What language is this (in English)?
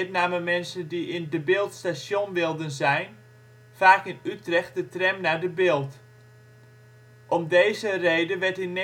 Dutch